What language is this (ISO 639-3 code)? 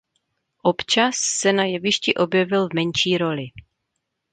ces